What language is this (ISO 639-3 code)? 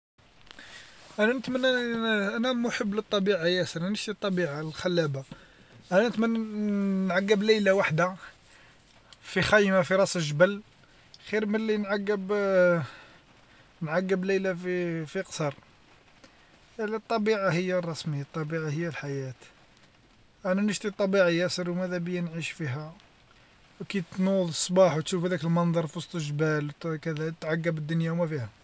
arq